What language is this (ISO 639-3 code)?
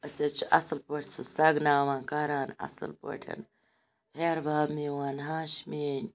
kas